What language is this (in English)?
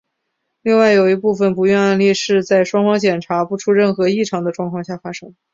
Chinese